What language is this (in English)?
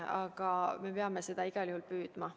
Estonian